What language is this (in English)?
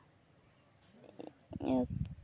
Santali